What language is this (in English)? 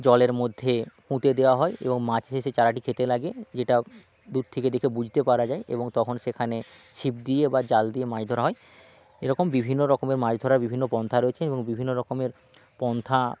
Bangla